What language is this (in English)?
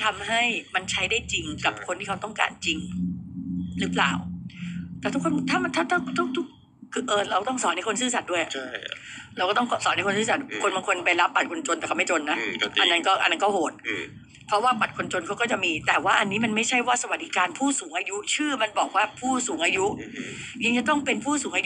Thai